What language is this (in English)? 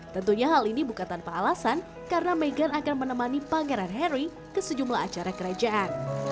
Indonesian